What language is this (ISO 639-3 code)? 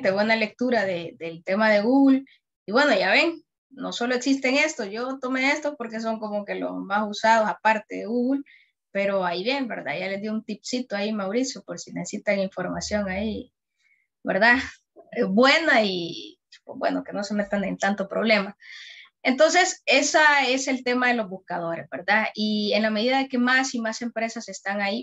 spa